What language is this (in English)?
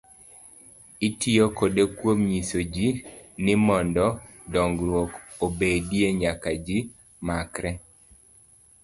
Luo (Kenya and Tanzania)